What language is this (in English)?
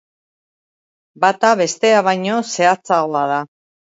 Basque